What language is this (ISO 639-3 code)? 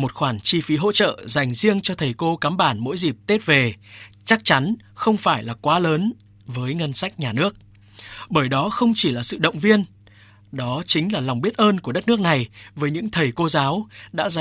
vie